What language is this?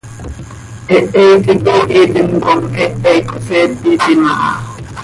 Seri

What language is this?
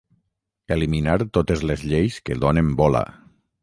Catalan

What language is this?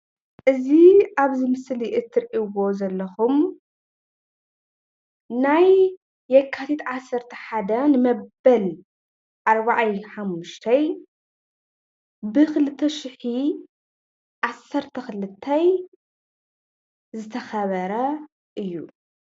Tigrinya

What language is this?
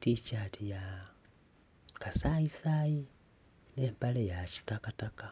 Soga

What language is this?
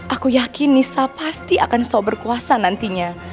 Indonesian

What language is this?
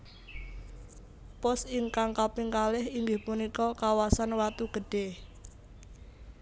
Javanese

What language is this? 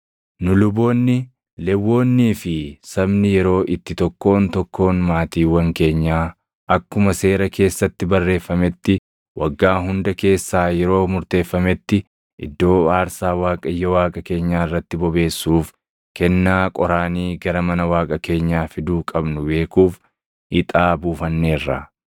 Oromo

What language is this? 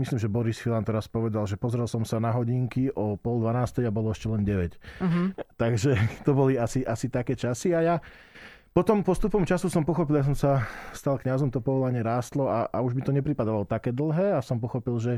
Slovak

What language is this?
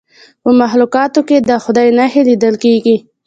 Pashto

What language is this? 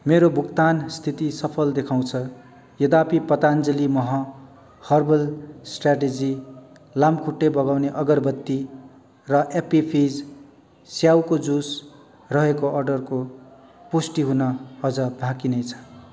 Nepali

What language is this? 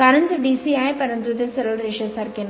Marathi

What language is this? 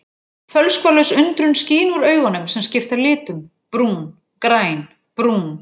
Icelandic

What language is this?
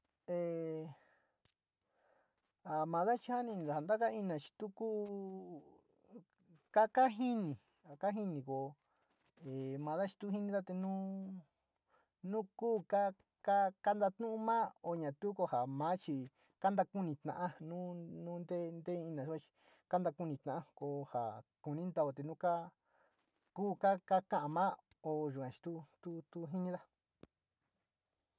Sinicahua Mixtec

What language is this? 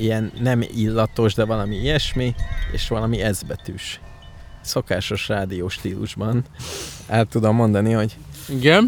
Hungarian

